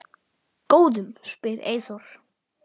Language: Icelandic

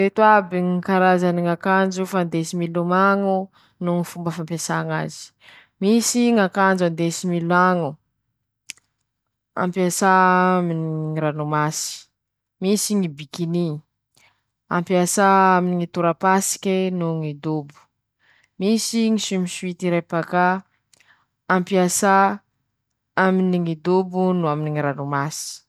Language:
Masikoro Malagasy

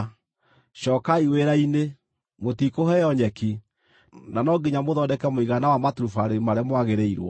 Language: Kikuyu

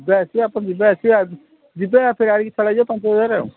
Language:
Odia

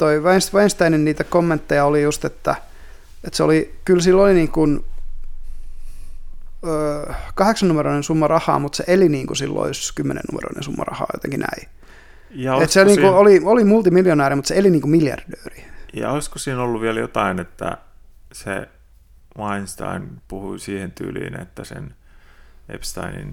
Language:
Finnish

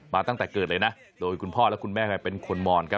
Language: Thai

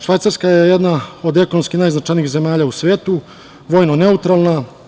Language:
Serbian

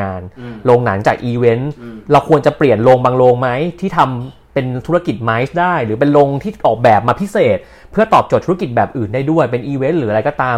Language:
Thai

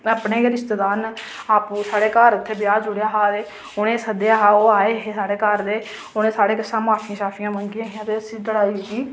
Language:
Dogri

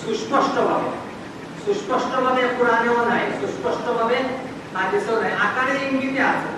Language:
Bangla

